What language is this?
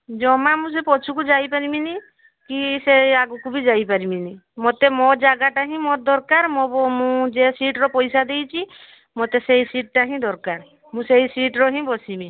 Odia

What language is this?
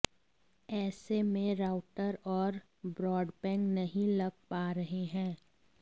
Hindi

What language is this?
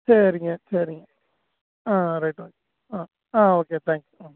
Tamil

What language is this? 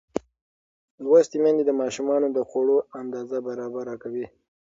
Pashto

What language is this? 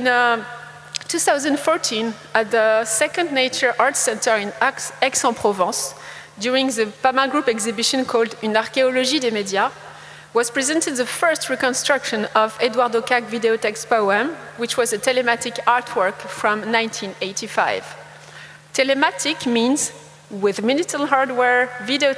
English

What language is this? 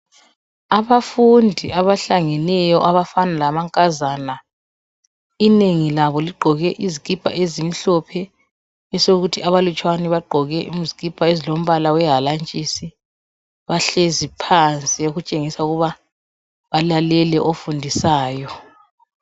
North Ndebele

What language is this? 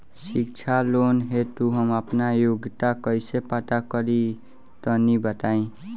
Bhojpuri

